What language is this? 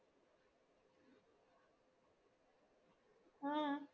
Malayalam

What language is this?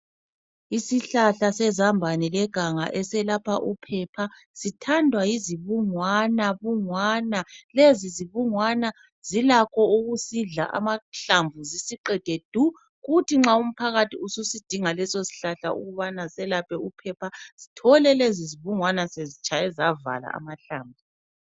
North Ndebele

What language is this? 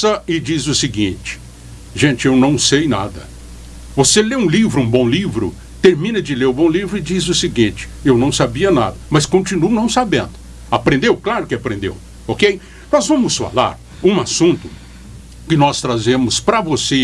Portuguese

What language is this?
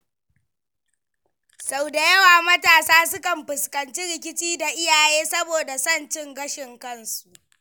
Hausa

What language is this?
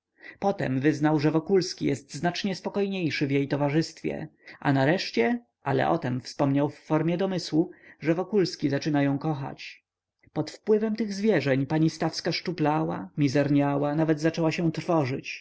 Polish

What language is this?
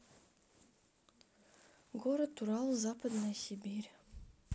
Russian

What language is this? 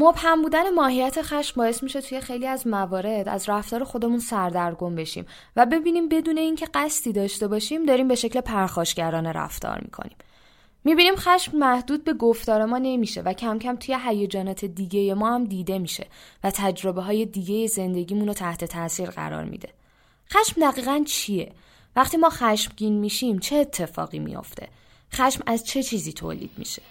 Persian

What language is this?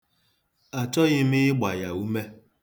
Igbo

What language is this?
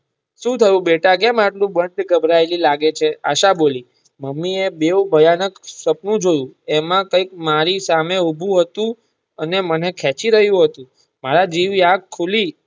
Gujarati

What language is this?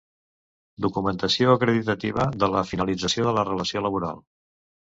Catalan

